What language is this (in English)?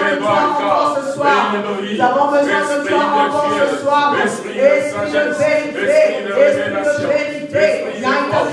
French